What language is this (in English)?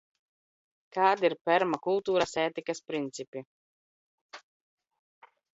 Latvian